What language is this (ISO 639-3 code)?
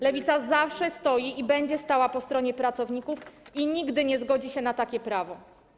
pol